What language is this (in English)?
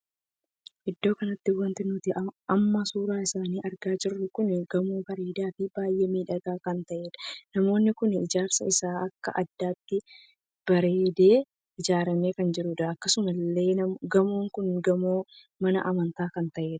Oromo